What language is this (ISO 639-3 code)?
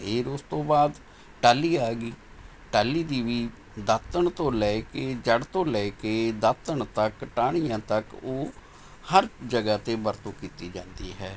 pan